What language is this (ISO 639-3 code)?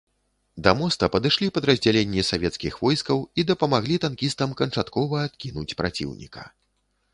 bel